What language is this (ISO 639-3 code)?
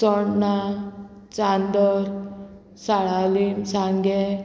kok